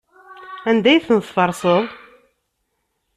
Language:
Kabyle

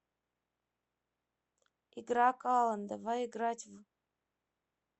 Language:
Russian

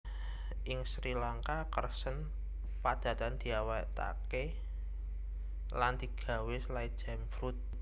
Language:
Javanese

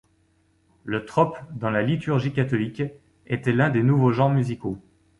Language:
French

